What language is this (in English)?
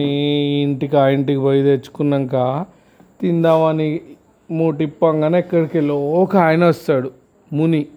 Telugu